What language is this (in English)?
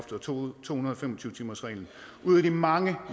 Danish